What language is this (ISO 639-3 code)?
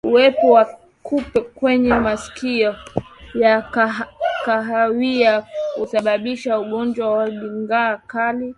swa